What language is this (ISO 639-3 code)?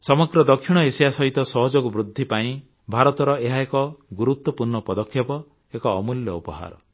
ori